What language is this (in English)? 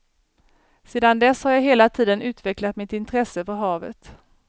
Swedish